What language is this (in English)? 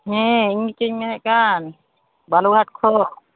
Santali